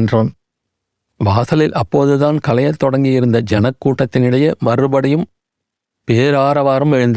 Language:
Tamil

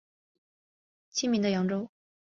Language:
Chinese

